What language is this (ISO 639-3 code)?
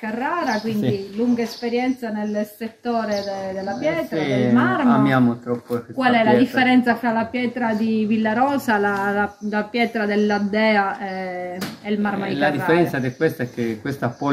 ita